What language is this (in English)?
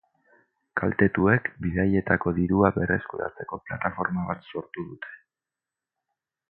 Basque